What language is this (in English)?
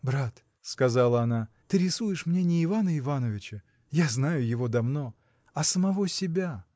Russian